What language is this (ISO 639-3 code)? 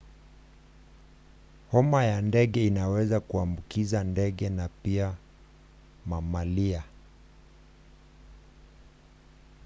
swa